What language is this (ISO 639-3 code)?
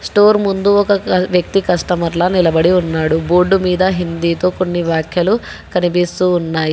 tel